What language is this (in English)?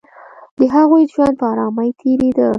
Pashto